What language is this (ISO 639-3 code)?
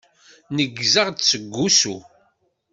kab